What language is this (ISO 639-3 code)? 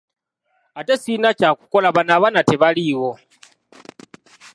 lug